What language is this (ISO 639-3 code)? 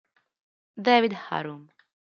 ita